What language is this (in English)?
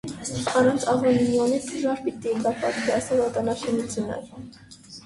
Armenian